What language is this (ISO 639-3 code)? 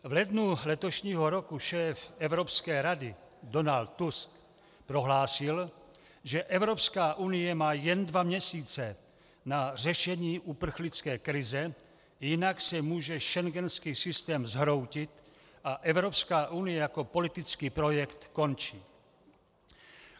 ces